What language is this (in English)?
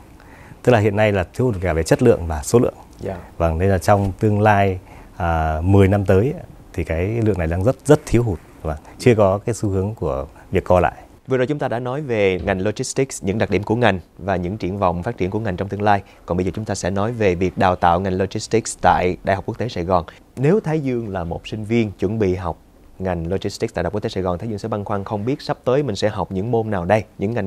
Vietnamese